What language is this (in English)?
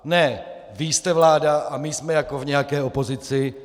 Czech